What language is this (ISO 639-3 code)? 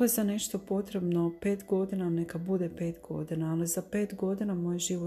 hrv